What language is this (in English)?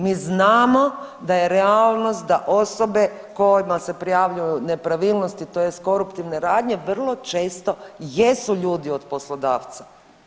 Croatian